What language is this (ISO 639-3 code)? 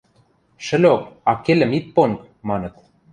mrj